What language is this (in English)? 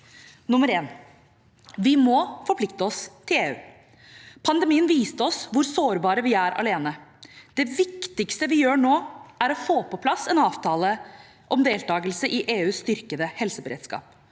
Norwegian